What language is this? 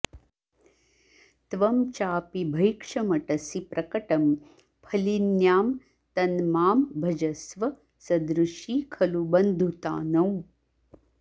Sanskrit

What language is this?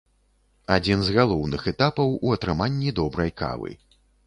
Belarusian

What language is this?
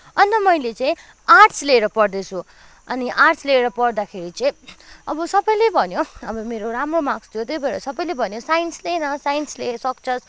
Nepali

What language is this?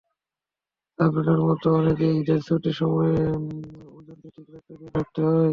Bangla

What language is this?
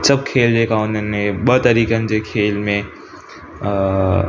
Sindhi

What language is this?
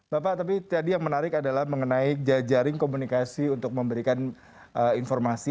Indonesian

